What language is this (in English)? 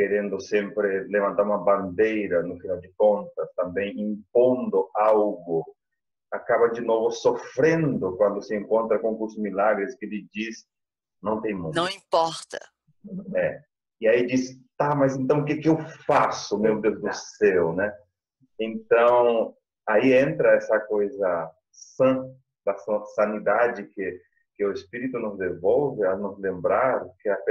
Portuguese